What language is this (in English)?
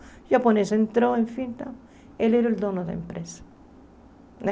Portuguese